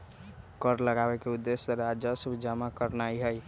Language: Magahi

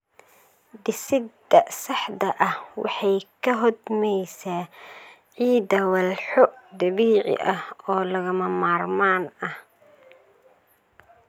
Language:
Somali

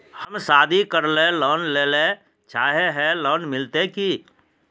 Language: Magahi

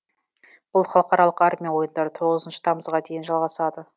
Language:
Kazakh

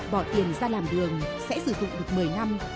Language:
Vietnamese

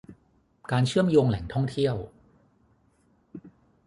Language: Thai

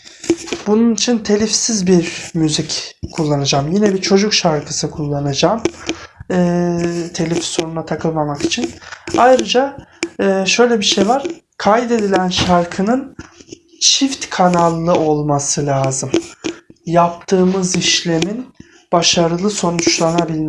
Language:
Turkish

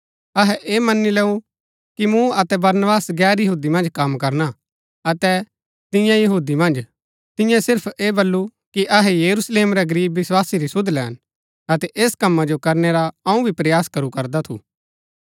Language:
Gaddi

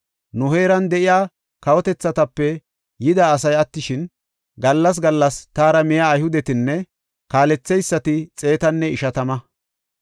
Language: Gofa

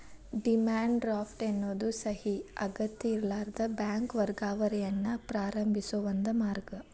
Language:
Kannada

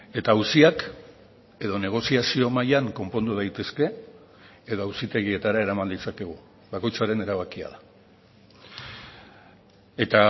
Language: Basque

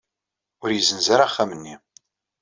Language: Kabyle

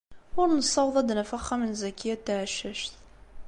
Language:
Kabyle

